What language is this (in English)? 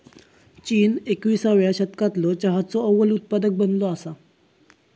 Marathi